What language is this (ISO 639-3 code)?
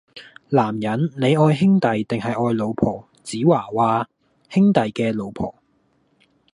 yue